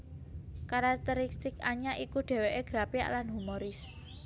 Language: Javanese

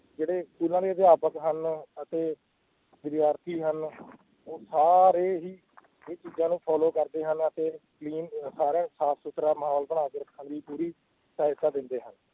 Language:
Punjabi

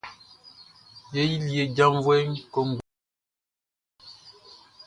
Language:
Baoulé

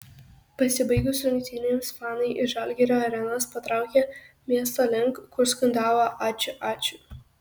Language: Lithuanian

